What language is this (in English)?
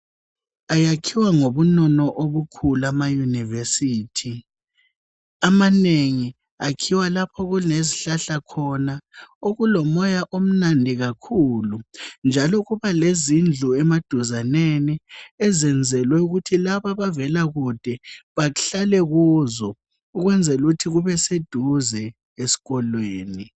North Ndebele